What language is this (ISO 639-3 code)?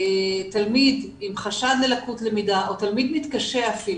heb